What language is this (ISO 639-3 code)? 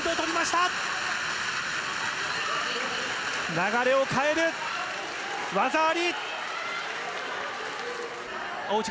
jpn